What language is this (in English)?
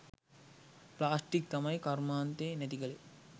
Sinhala